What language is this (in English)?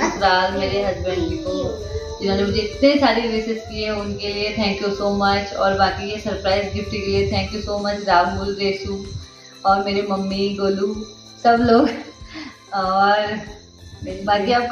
Hindi